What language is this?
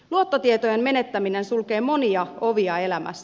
Finnish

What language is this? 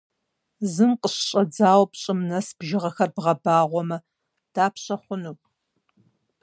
Kabardian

